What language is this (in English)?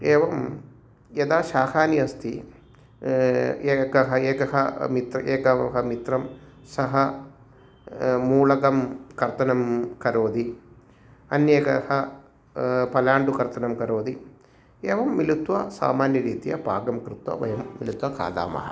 Sanskrit